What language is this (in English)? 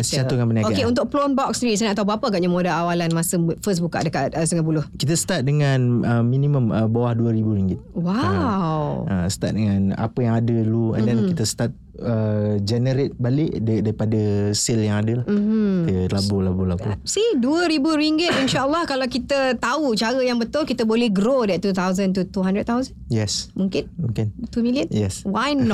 Malay